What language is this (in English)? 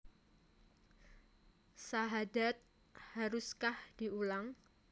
Javanese